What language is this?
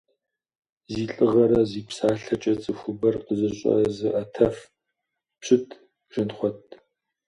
Kabardian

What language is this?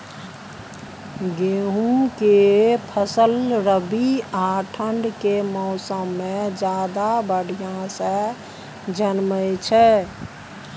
Maithili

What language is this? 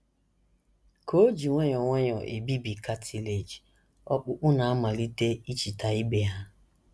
Igbo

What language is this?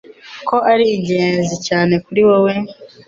Kinyarwanda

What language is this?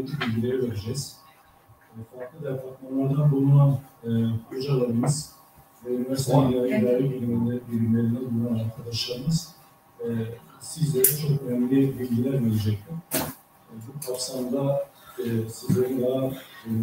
Turkish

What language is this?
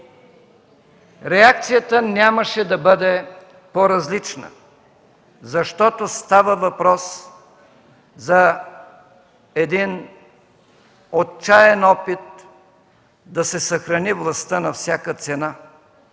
Bulgarian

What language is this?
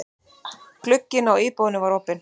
Icelandic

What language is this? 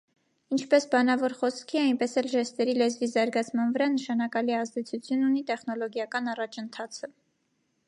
Armenian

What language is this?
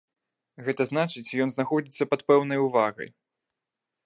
Belarusian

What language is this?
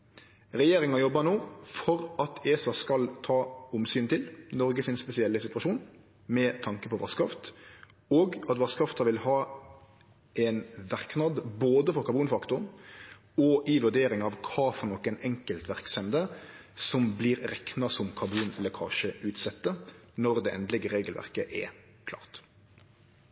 Norwegian Nynorsk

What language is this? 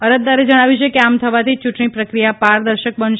Gujarati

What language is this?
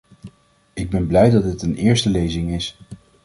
Dutch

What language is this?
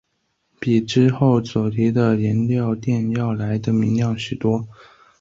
Chinese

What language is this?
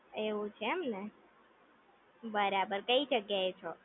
Gujarati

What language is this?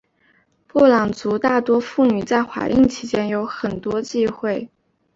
Chinese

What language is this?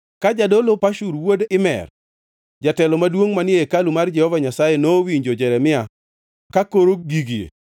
Luo (Kenya and Tanzania)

